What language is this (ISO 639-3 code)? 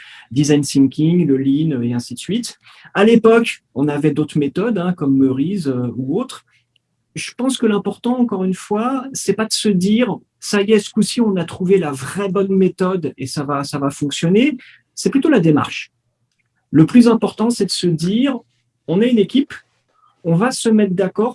fra